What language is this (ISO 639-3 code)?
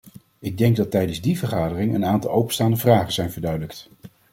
nld